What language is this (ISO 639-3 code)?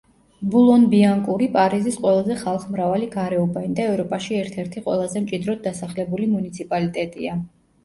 kat